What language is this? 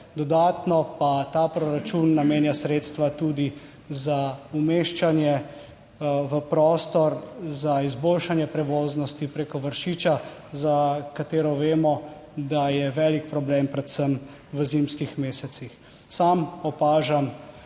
Slovenian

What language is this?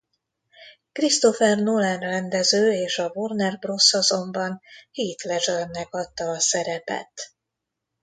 Hungarian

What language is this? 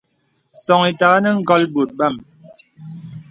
Bebele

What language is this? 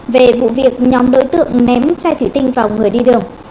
Vietnamese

